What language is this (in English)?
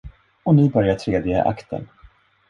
Swedish